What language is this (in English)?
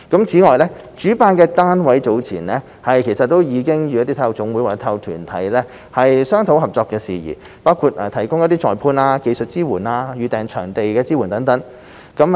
Cantonese